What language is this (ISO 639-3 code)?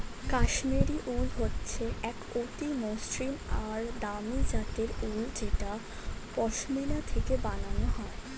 ben